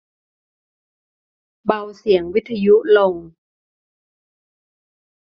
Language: Thai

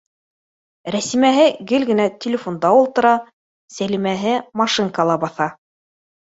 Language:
Bashkir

